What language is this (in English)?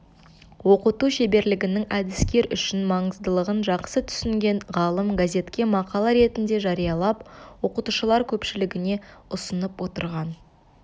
Kazakh